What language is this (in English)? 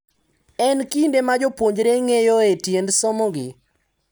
Luo (Kenya and Tanzania)